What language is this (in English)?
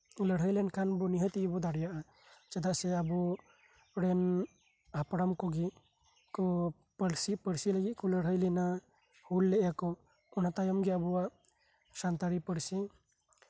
Santali